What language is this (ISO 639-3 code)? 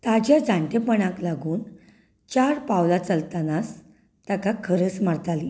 kok